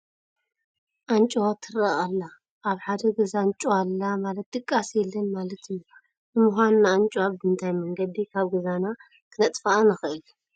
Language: Tigrinya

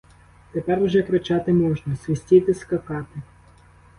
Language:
Ukrainian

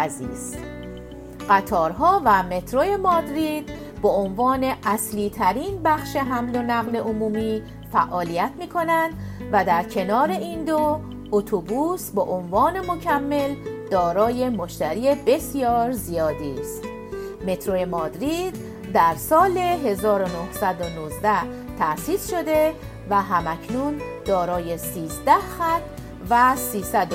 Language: Persian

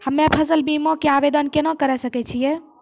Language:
Maithili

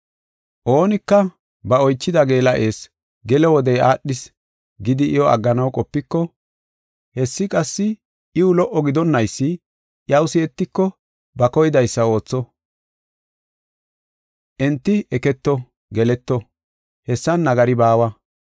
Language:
Gofa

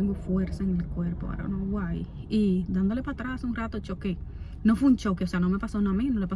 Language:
Spanish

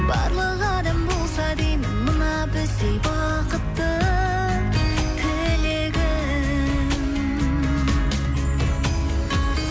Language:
Kazakh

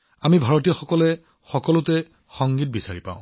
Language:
Assamese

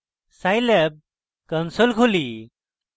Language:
Bangla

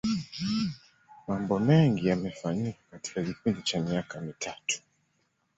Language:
Swahili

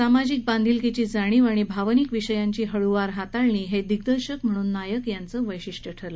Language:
Marathi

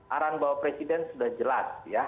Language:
Indonesian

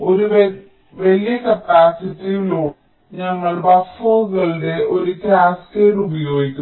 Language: Malayalam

